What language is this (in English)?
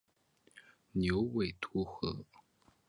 Chinese